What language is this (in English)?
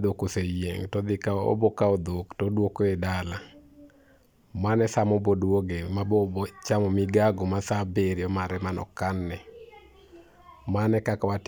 Luo (Kenya and Tanzania)